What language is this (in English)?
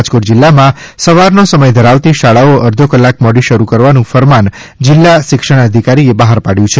Gujarati